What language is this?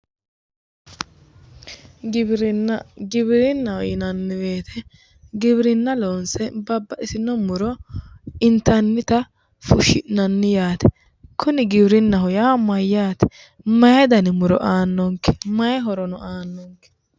Sidamo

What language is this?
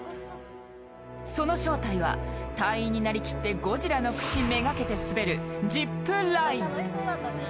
Japanese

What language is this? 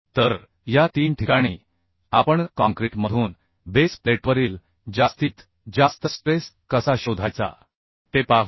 Marathi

